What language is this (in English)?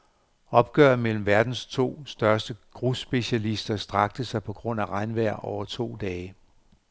Danish